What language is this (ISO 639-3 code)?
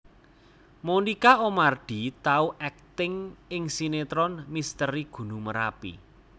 jav